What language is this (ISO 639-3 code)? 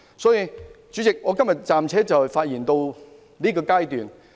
yue